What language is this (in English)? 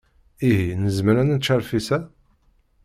Kabyle